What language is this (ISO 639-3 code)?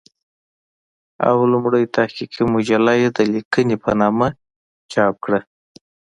pus